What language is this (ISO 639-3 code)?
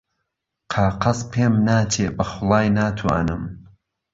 ckb